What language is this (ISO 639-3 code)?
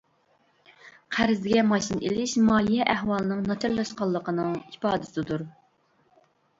uig